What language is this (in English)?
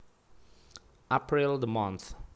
Javanese